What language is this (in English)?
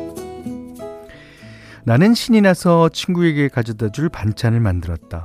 Korean